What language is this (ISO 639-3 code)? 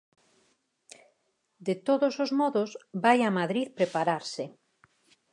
glg